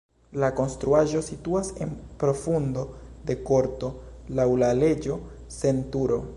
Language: Esperanto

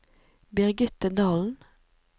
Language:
Norwegian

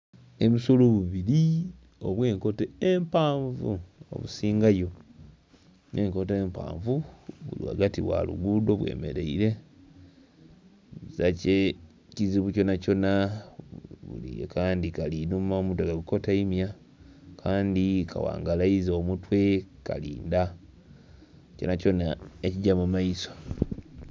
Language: Soga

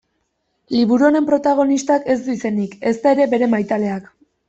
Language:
Basque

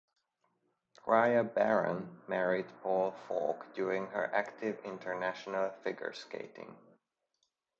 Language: English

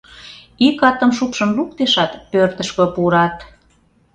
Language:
Mari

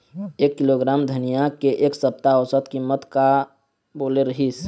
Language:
Chhattisgarhi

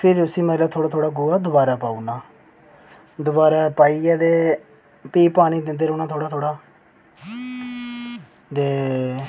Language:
Dogri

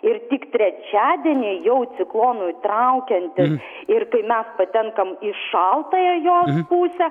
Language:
Lithuanian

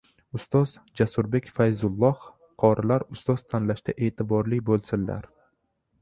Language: Uzbek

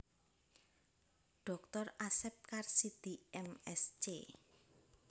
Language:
Javanese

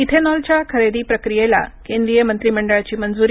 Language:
Marathi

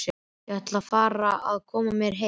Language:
Icelandic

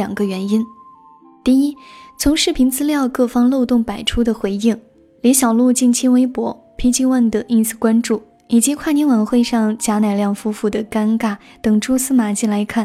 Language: Chinese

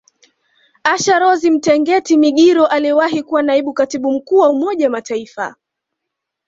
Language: Swahili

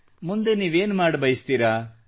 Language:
Kannada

